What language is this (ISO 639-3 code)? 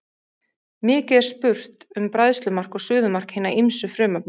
isl